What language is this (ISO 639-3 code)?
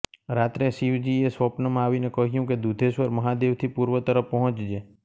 guj